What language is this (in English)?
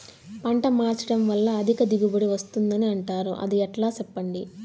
Telugu